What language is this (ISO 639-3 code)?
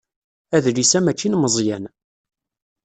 kab